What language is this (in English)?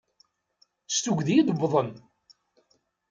Kabyle